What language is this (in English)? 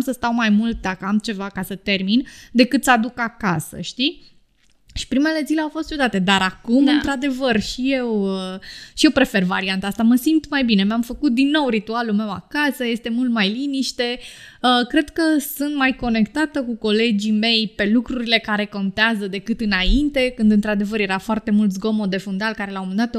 Romanian